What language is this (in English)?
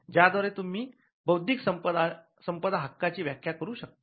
Marathi